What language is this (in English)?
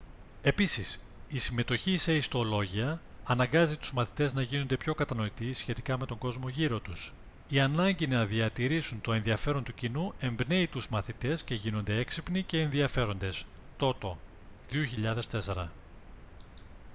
Greek